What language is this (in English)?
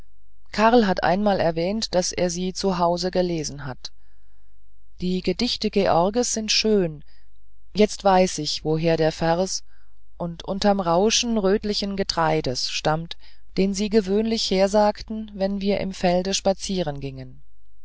German